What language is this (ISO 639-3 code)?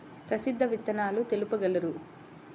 tel